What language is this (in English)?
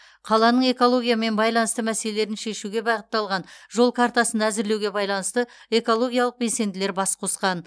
Kazakh